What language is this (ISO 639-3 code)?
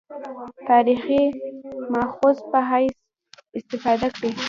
pus